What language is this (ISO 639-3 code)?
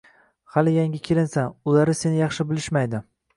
uzb